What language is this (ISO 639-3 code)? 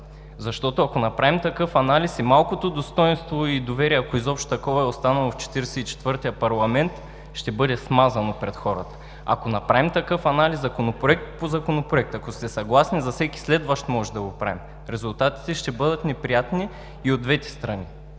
bul